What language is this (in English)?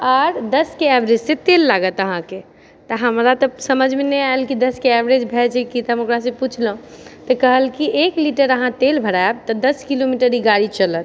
Maithili